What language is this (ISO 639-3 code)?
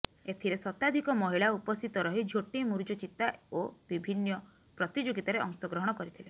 ori